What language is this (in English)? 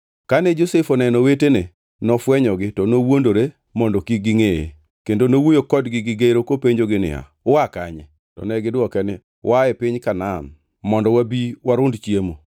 Luo (Kenya and Tanzania)